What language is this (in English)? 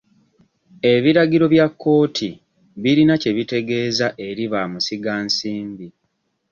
Ganda